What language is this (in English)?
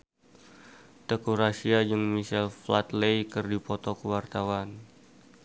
Sundanese